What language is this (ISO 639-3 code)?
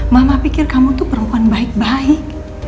ind